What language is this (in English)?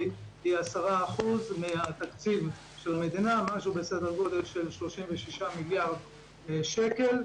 Hebrew